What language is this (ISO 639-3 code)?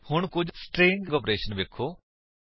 pan